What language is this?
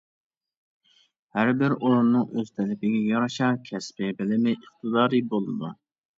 Uyghur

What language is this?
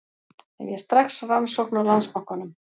Icelandic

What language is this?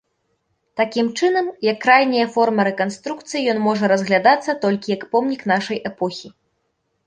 Belarusian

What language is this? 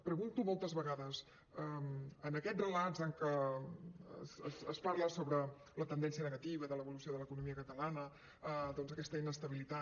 Catalan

